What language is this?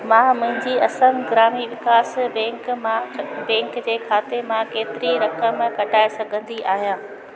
Sindhi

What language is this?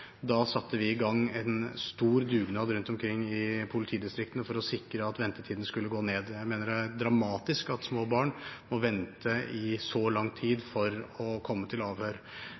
Norwegian Bokmål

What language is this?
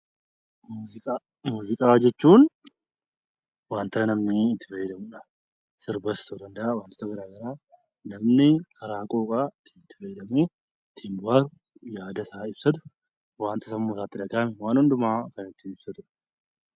Oromo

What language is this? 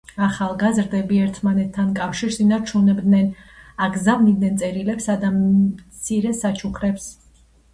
Georgian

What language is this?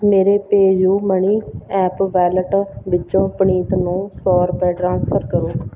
Punjabi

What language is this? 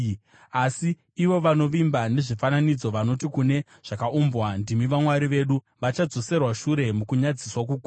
Shona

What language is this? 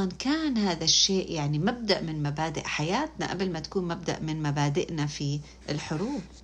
Arabic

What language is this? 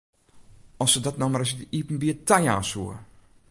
Western Frisian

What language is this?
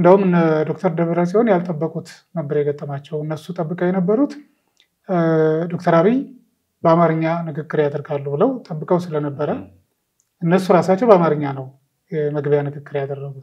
Arabic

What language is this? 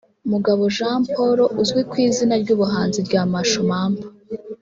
Kinyarwanda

